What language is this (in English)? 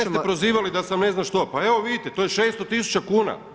Croatian